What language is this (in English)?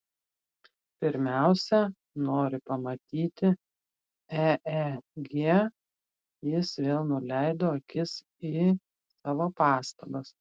Lithuanian